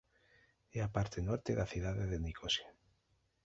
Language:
Galician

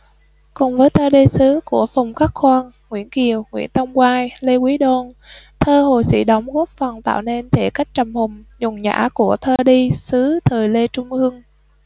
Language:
Vietnamese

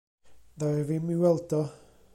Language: Welsh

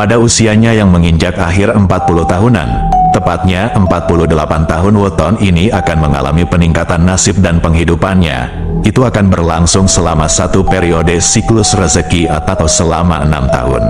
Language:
Indonesian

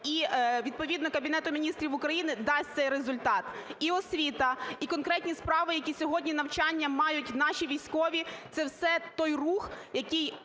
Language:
Ukrainian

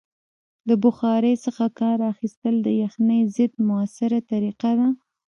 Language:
Pashto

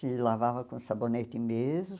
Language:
Portuguese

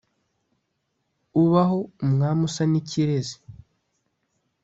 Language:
Kinyarwanda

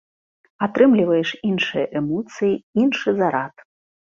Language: Belarusian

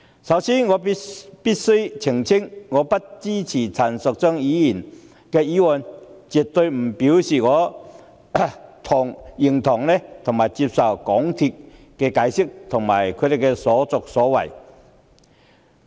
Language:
Cantonese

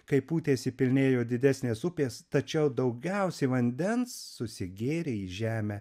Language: Lithuanian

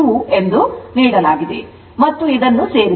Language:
Kannada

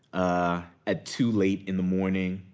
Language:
English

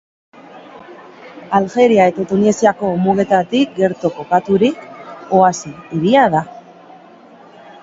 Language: Basque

